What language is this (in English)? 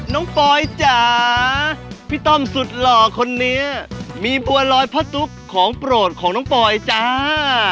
Thai